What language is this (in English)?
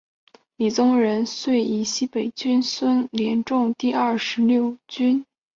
Chinese